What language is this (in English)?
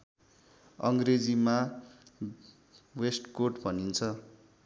Nepali